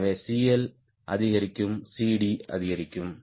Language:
Tamil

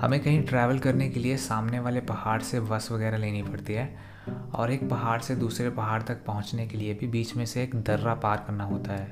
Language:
Hindi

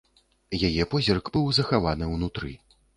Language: Belarusian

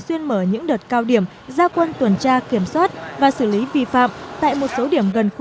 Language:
Vietnamese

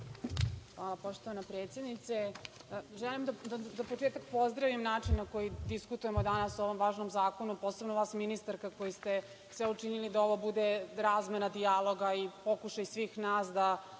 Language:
Serbian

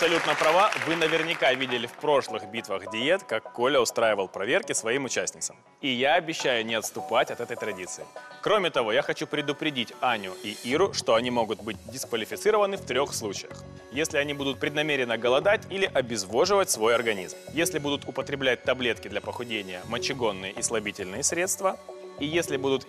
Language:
Russian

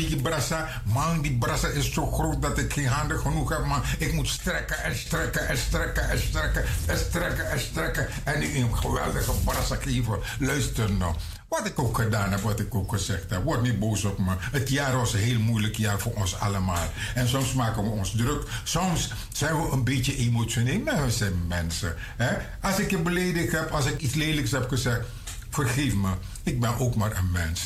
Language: Dutch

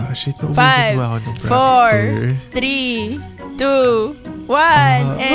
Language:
Filipino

